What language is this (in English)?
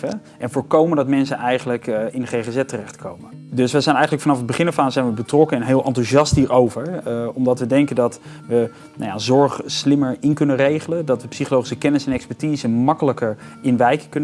Dutch